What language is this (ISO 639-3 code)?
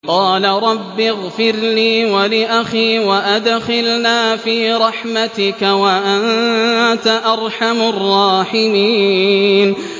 ara